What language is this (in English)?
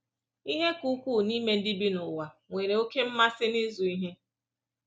Igbo